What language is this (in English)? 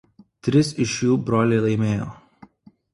Lithuanian